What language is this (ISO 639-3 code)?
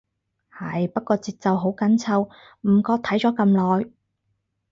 yue